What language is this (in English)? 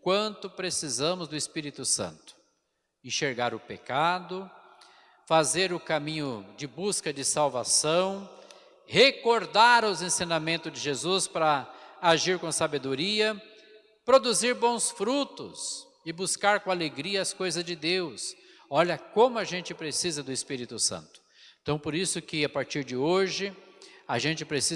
Portuguese